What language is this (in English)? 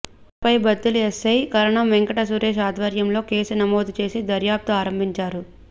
Telugu